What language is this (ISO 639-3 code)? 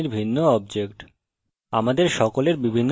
ben